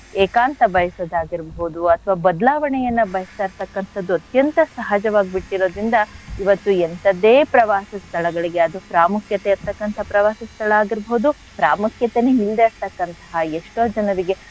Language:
Kannada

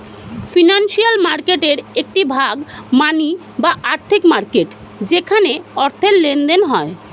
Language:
Bangla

